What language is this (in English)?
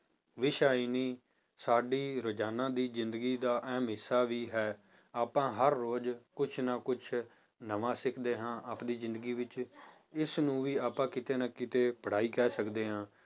Punjabi